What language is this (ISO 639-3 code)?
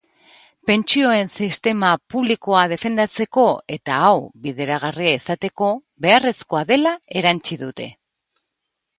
eus